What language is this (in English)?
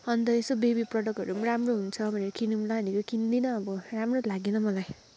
Nepali